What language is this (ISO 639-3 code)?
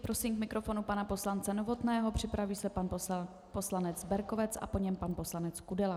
ces